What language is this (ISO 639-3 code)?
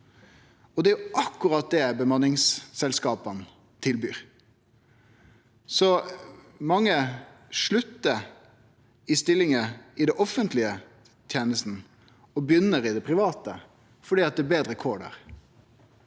nor